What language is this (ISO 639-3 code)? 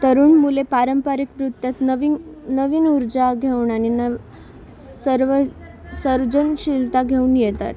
mar